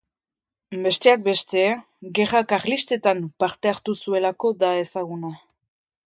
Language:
Basque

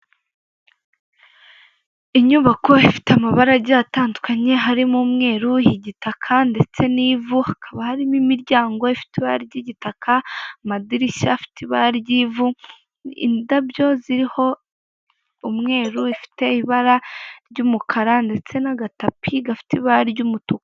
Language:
Kinyarwanda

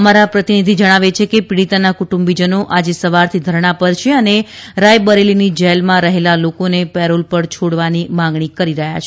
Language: Gujarati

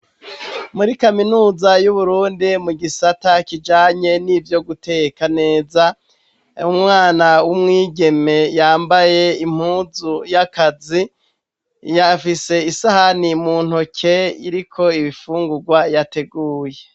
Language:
Rundi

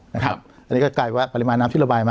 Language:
Thai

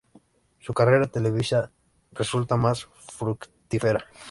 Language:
Spanish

